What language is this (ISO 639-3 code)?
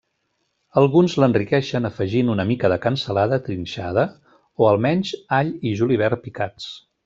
cat